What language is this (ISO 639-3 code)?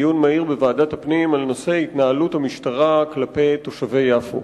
heb